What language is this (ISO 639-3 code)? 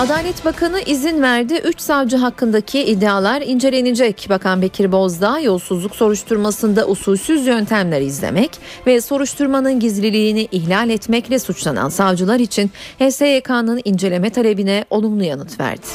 tur